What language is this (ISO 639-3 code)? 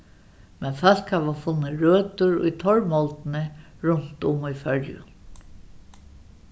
fao